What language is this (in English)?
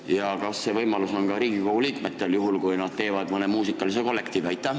Estonian